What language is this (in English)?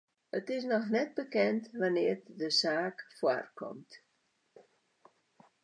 Western Frisian